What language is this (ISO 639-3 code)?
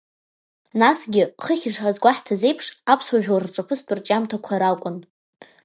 abk